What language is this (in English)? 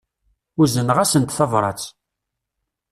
Kabyle